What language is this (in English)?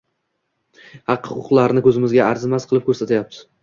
Uzbek